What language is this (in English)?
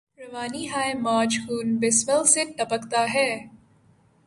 Urdu